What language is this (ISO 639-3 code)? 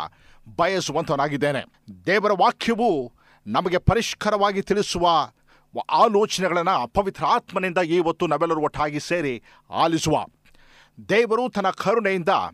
kan